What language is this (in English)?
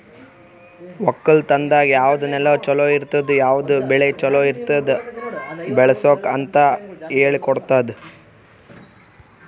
Kannada